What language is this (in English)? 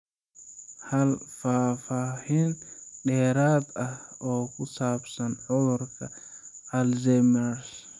Somali